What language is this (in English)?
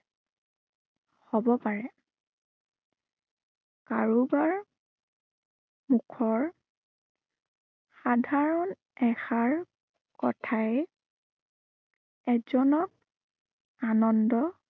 Assamese